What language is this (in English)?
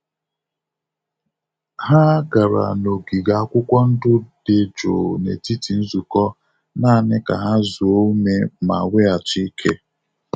Igbo